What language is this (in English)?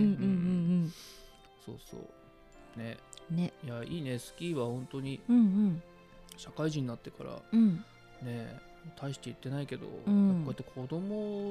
Japanese